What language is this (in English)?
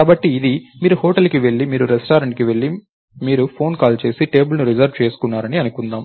Telugu